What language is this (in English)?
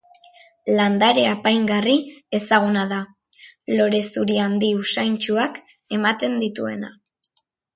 Basque